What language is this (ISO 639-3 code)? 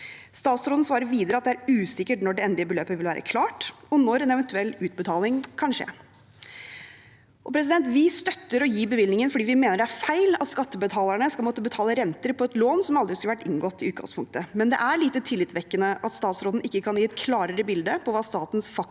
nor